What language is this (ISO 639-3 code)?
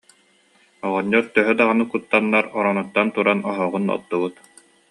sah